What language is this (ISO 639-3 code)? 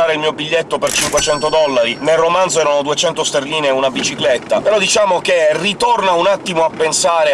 ita